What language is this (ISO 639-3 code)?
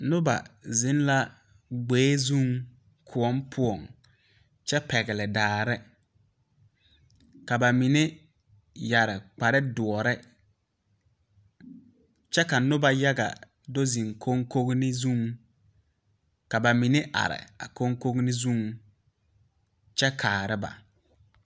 dga